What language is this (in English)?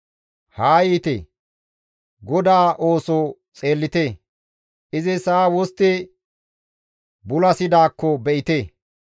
Gamo